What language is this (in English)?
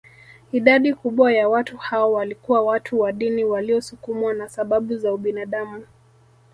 Swahili